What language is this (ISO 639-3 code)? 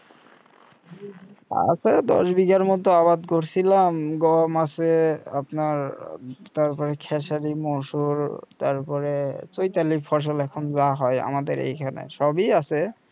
ben